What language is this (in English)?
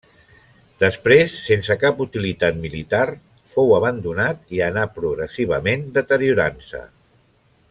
Catalan